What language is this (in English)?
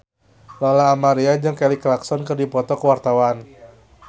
Sundanese